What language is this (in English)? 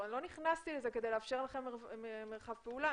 Hebrew